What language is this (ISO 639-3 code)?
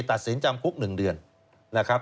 tha